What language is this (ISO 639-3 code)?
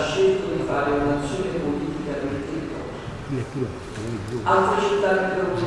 ita